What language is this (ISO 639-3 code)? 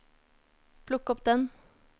nor